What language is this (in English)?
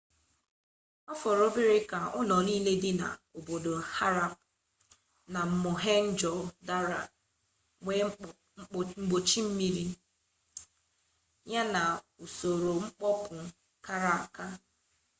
Igbo